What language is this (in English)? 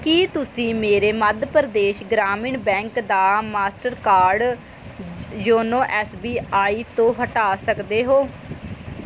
Punjabi